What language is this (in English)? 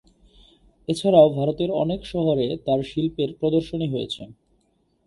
Bangla